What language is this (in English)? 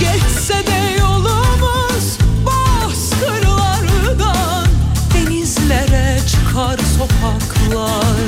Turkish